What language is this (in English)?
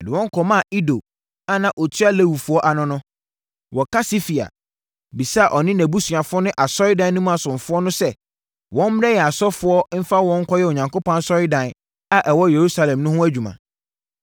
Akan